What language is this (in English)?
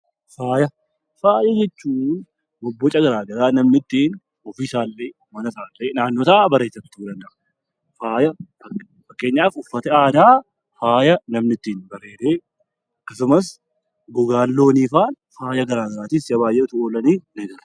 Oromo